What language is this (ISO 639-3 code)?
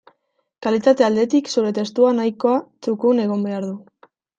eus